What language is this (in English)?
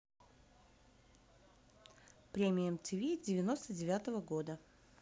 Russian